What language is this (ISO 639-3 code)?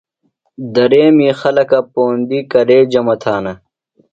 phl